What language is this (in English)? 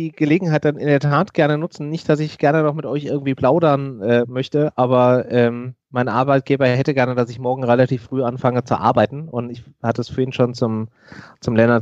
German